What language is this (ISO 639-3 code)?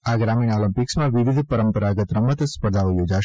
guj